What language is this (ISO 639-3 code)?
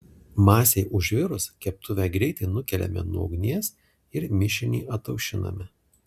lit